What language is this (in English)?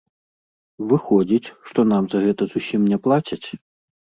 Belarusian